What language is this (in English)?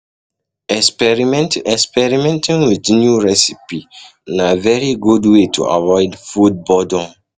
Nigerian Pidgin